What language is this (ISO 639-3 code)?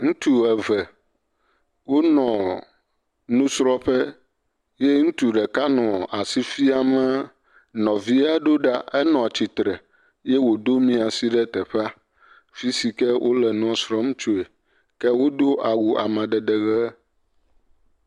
ewe